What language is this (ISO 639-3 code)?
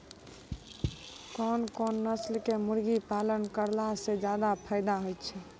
mai